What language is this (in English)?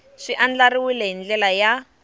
Tsonga